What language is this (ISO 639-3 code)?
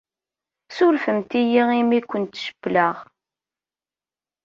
kab